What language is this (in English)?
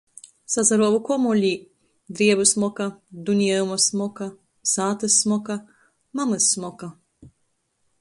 Latgalian